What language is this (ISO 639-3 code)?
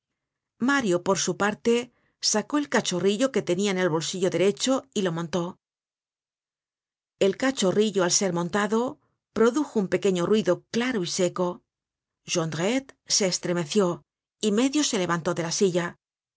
spa